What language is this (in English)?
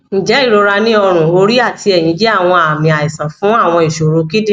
Yoruba